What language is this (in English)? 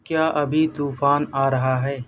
Urdu